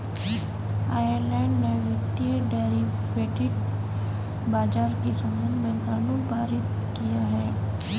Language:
Hindi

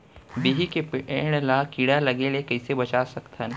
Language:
Chhattisgarhi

